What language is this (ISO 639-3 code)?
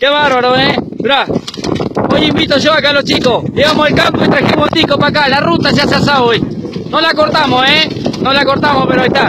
spa